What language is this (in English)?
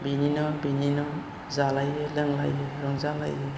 Bodo